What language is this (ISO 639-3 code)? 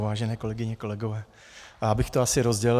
ces